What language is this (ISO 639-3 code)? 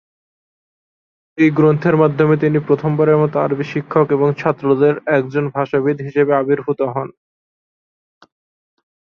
ben